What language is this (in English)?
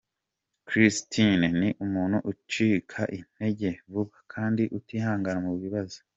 Kinyarwanda